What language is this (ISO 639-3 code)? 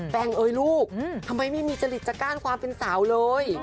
tha